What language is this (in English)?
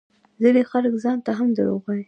Pashto